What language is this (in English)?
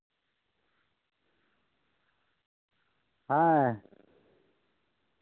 Santali